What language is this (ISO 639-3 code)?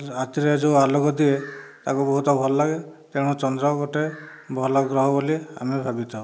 ori